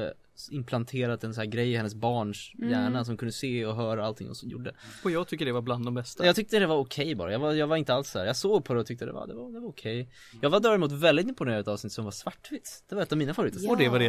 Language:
Swedish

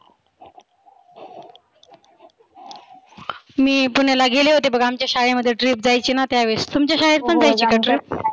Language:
Marathi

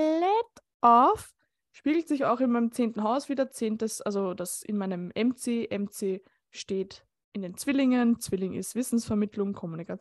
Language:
German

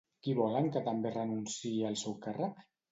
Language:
Catalan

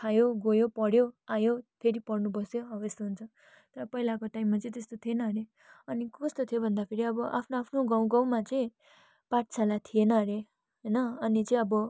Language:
Nepali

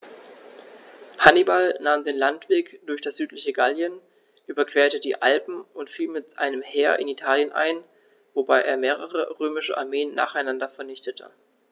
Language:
German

